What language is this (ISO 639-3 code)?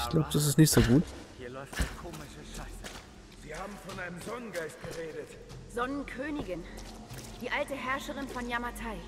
deu